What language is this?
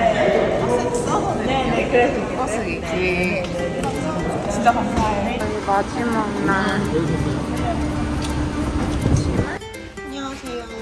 Korean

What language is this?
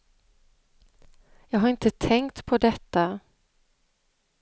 Swedish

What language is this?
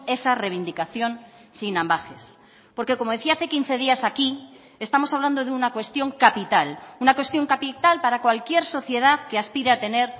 Spanish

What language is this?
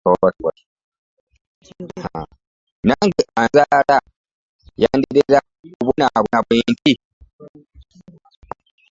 Ganda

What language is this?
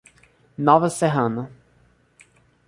Portuguese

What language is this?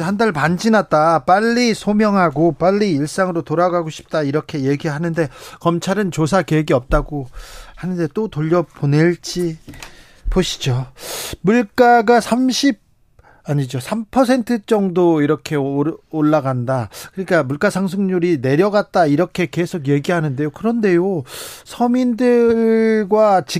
Korean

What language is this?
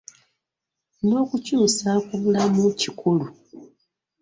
Ganda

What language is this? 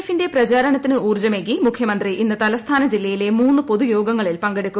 Malayalam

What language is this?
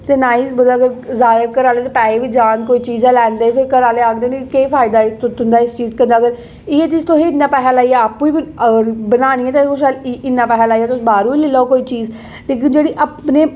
Dogri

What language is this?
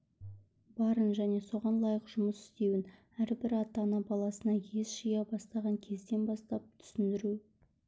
Kazakh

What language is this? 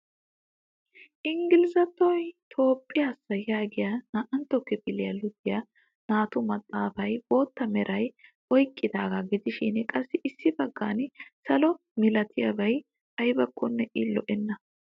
Wolaytta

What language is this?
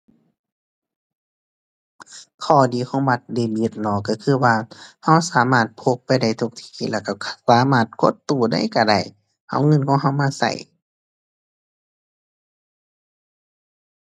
Thai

